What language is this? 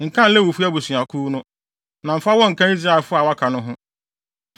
Akan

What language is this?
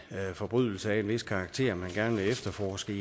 Danish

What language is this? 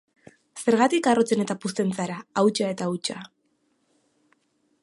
Basque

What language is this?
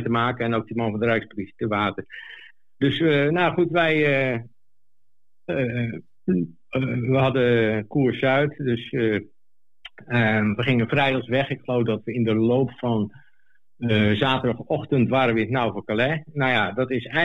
Dutch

